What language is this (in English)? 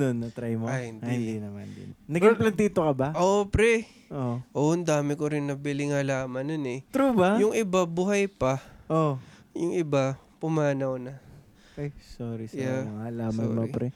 Filipino